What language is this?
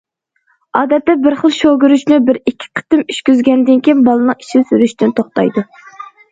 Uyghur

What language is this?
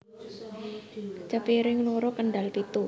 Javanese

